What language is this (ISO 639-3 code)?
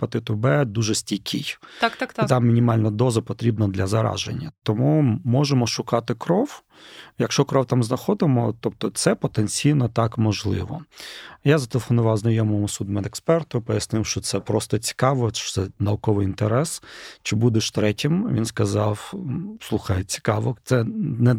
ukr